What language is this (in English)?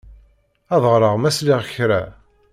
Kabyle